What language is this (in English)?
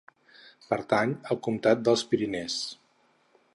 Catalan